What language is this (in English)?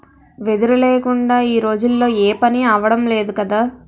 Telugu